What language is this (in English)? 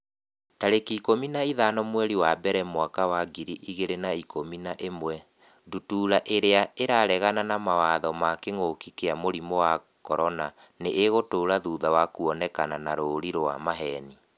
Kikuyu